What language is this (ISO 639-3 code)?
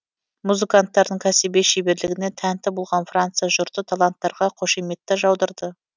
kaz